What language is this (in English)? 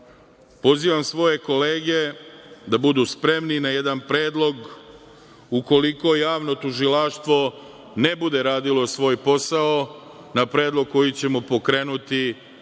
Serbian